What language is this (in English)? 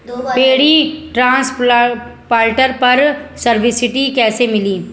Bhojpuri